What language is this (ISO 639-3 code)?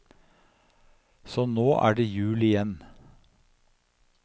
nor